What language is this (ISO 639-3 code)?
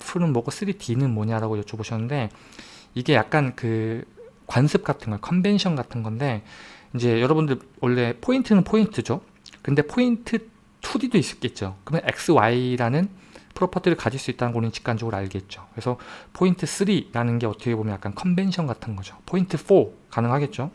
kor